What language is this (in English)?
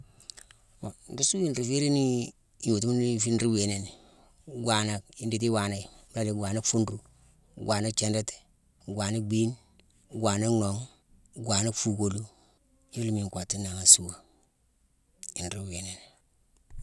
Mansoanka